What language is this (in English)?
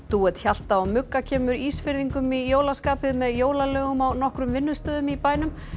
Icelandic